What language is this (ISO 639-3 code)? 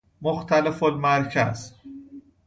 fas